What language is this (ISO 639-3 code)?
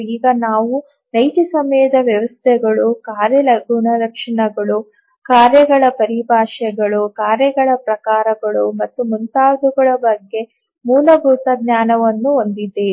kan